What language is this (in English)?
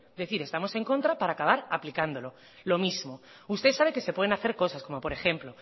Spanish